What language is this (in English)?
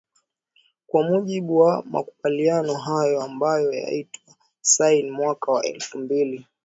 Swahili